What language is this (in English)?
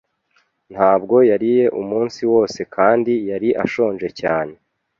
Kinyarwanda